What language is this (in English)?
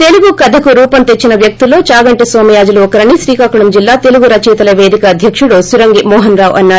Telugu